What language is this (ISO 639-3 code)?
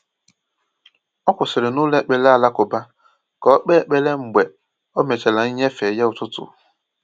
ibo